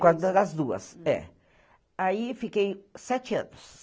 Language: Portuguese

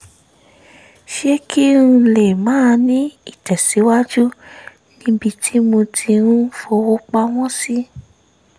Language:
Yoruba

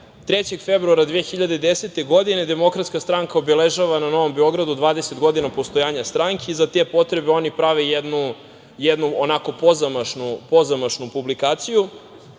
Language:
Serbian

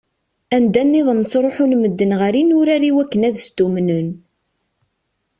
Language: Kabyle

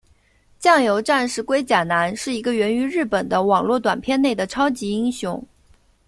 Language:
Chinese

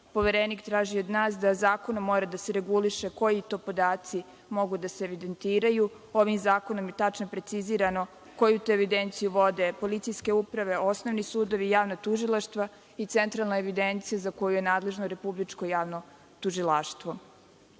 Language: Serbian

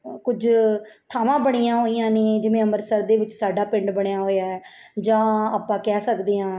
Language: Punjabi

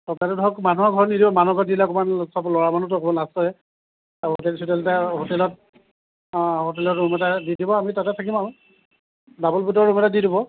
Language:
Assamese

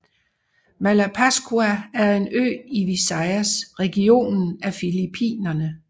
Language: Danish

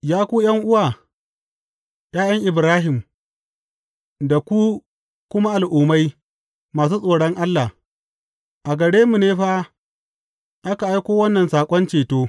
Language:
Hausa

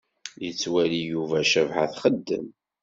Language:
Kabyle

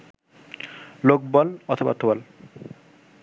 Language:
Bangla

